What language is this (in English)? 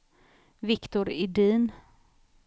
Swedish